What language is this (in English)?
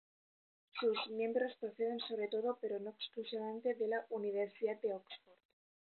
Spanish